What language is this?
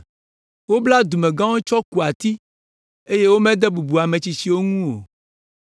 Ewe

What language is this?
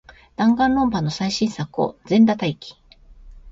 Japanese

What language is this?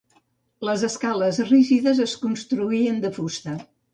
Catalan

